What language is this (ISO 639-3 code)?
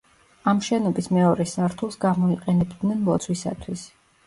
kat